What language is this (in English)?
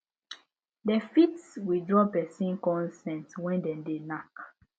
Nigerian Pidgin